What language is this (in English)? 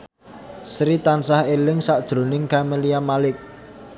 Javanese